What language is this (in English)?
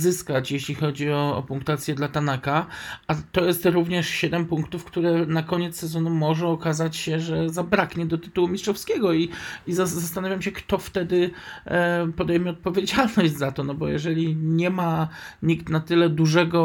Polish